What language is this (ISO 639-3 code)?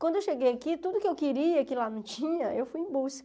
por